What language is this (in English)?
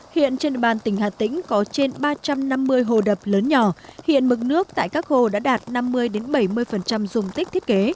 Vietnamese